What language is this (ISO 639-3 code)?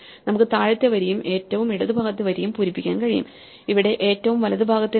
mal